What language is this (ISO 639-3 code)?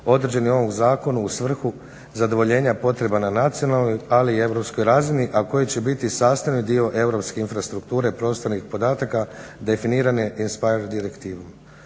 hrv